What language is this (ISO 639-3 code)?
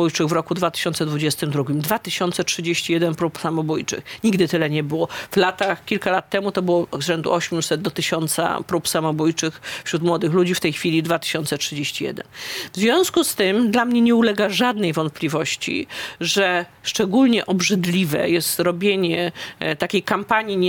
pol